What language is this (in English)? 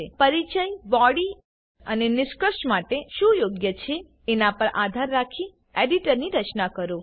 Gujarati